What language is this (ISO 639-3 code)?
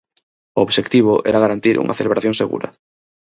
glg